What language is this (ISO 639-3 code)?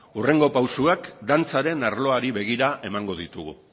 eus